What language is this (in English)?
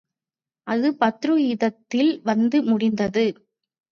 Tamil